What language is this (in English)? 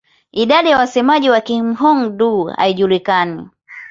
Swahili